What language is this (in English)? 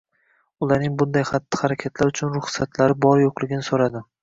Uzbek